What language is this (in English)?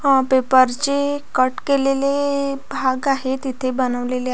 Marathi